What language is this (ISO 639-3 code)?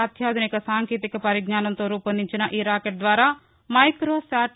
tel